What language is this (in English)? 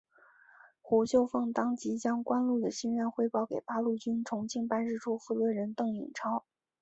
Chinese